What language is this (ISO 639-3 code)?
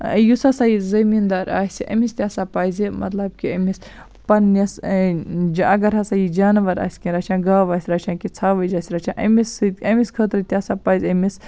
kas